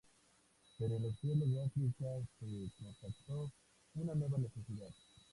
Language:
Spanish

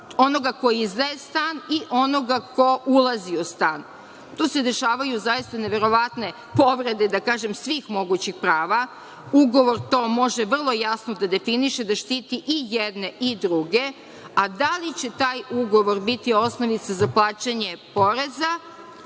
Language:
Serbian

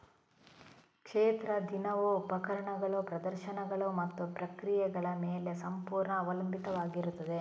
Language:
Kannada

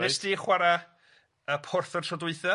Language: Welsh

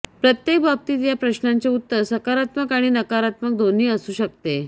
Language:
Marathi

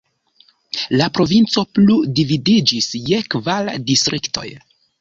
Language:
Esperanto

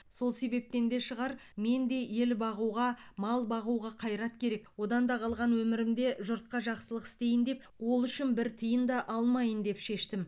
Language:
Kazakh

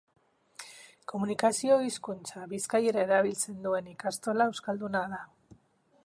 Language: Basque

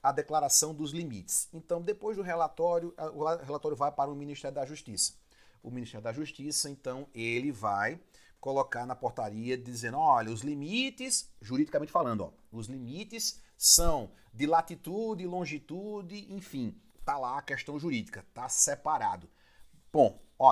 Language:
Portuguese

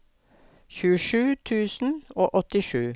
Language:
Norwegian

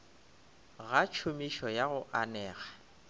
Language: Northern Sotho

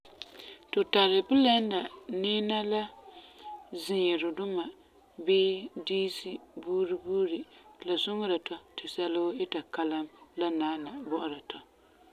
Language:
Frafra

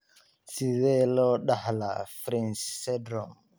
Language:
Somali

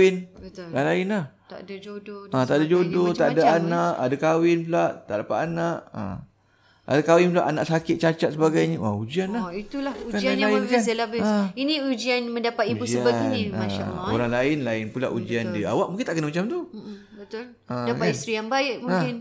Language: Malay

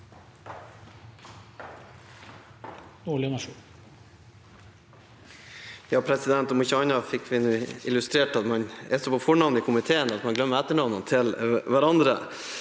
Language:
Norwegian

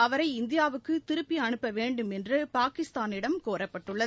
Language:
Tamil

